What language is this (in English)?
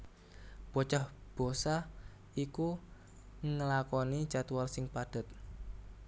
Javanese